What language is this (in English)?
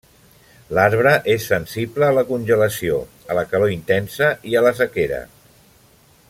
Catalan